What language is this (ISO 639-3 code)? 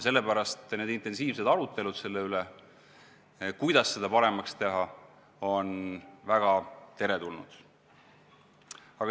est